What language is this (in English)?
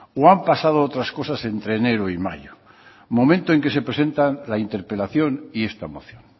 Spanish